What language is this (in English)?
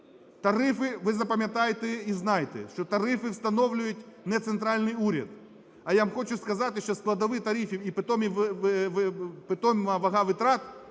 Ukrainian